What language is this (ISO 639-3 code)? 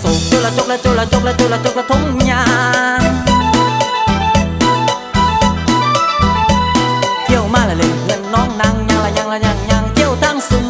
tha